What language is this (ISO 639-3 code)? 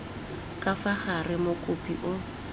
tsn